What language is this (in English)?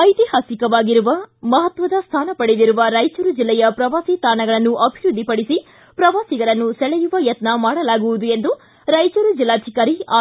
Kannada